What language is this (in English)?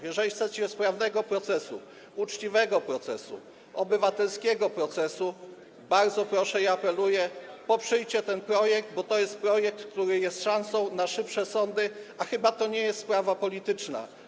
Polish